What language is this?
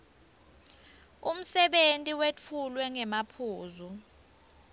Swati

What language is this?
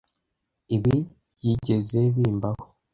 Kinyarwanda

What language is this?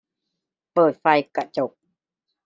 Thai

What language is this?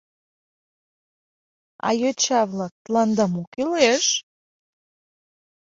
Mari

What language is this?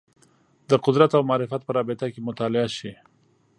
Pashto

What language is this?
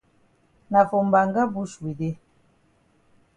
Cameroon Pidgin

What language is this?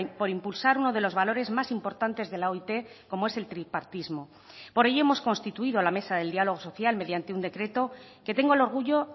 Spanish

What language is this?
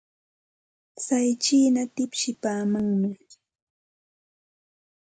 Santa Ana de Tusi Pasco Quechua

